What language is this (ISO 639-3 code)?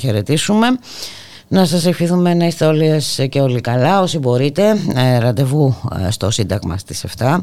ell